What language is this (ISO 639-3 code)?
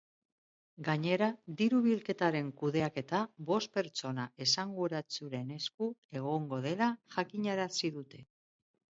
eus